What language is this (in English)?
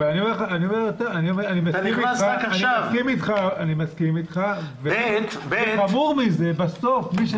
Hebrew